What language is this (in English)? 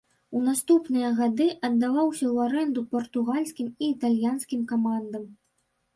Belarusian